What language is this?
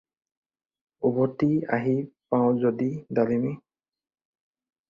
Assamese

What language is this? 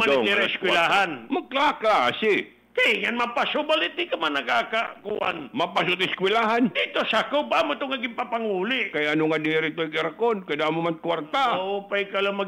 Filipino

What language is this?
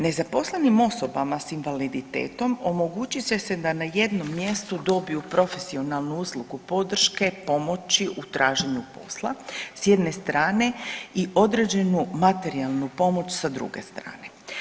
Croatian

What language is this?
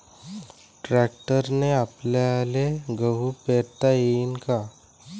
Marathi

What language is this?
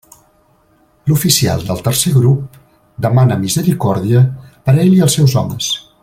Catalan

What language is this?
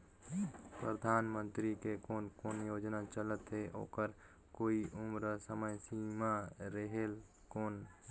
Chhattisgarhi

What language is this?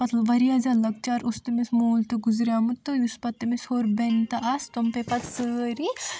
Kashmiri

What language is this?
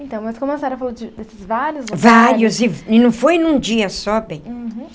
Portuguese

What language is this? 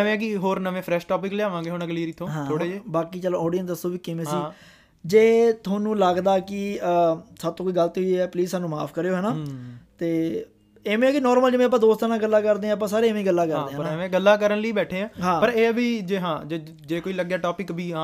Punjabi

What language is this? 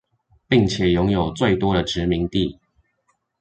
Chinese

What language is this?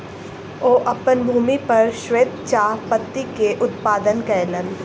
Maithili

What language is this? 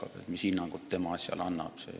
Estonian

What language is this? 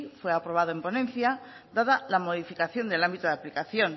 Spanish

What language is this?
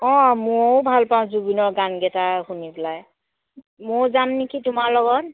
Assamese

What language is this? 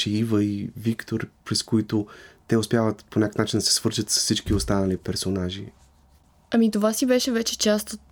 Bulgarian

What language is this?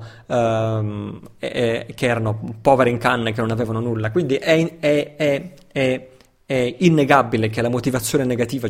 Italian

